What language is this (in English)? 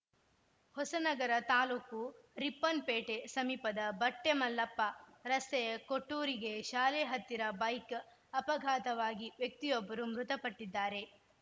Kannada